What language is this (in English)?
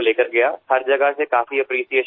Gujarati